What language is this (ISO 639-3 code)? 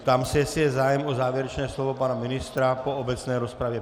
ces